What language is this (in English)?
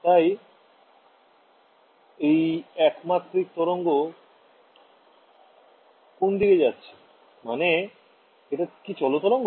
Bangla